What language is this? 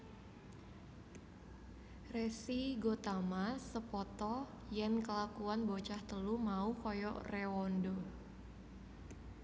Javanese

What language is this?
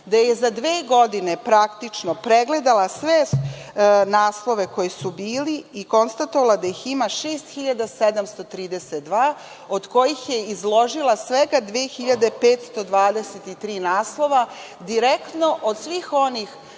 Serbian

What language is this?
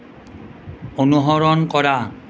Assamese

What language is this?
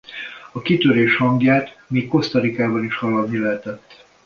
Hungarian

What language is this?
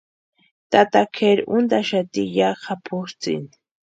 Western Highland Purepecha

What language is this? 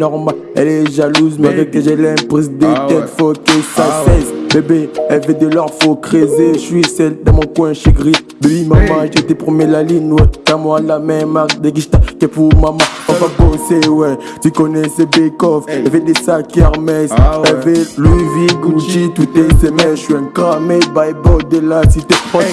French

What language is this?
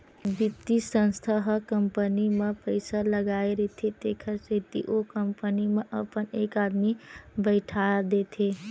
Chhattisgarhi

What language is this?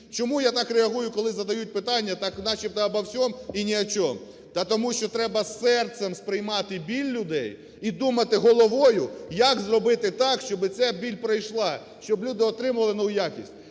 Ukrainian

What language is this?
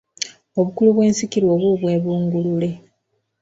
Ganda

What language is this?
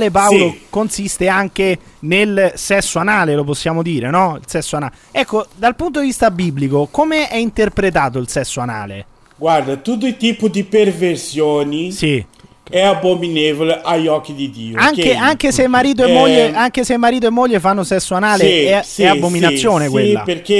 Italian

